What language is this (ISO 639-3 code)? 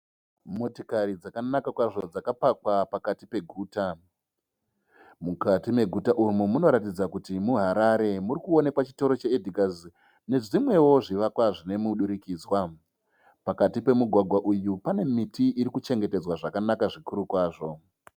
sna